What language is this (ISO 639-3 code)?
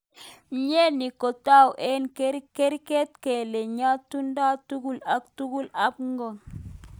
kln